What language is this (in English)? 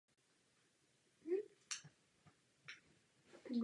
Czech